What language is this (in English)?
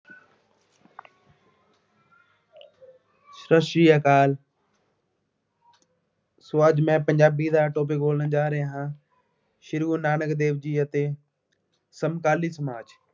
Punjabi